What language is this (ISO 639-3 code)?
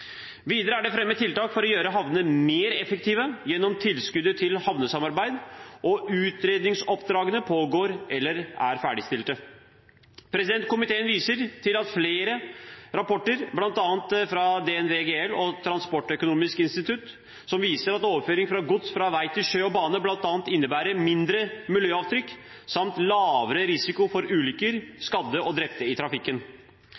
nob